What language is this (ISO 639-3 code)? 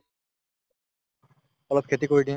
asm